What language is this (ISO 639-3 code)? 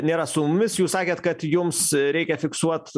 lit